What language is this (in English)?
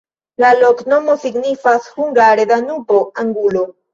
Esperanto